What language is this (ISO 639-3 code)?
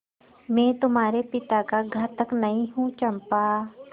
hin